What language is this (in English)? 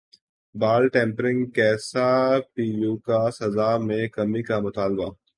Urdu